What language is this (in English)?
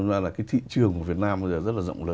Vietnamese